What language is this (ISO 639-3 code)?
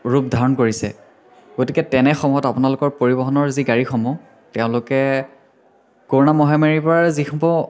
asm